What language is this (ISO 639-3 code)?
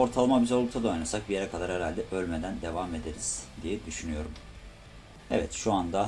tur